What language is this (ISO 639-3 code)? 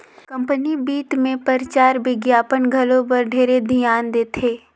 hne